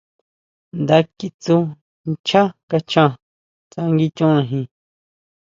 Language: Huautla Mazatec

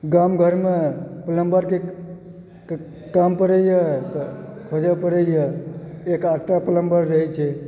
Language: Maithili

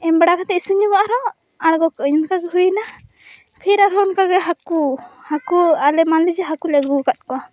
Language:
Santali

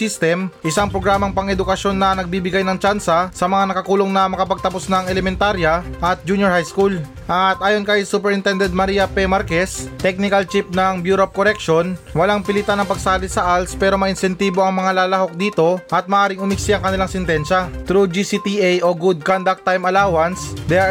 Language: Filipino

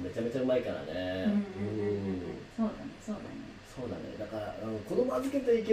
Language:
Japanese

